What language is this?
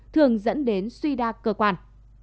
Vietnamese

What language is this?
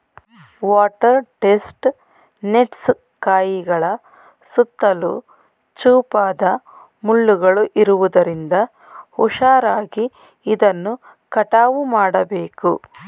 Kannada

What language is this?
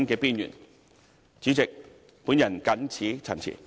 Cantonese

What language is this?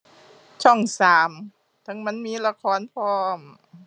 Thai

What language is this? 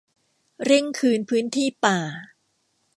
Thai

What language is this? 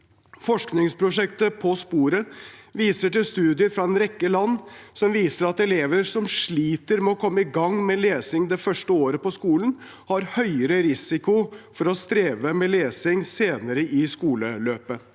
Norwegian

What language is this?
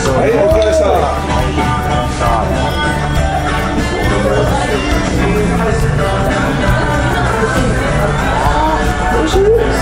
Japanese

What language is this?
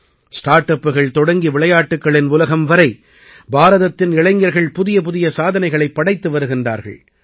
Tamil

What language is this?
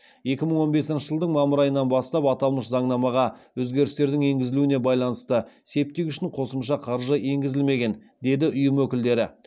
Kazakh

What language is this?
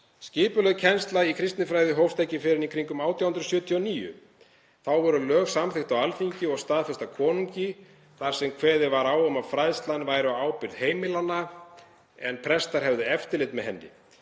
Icelandic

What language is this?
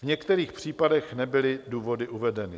Czech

